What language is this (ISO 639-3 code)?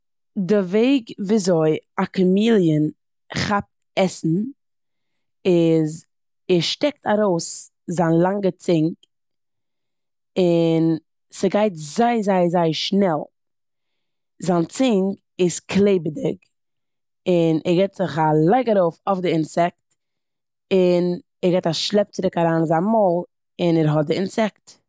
yid